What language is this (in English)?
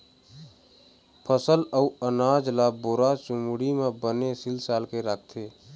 Chhattisgarhi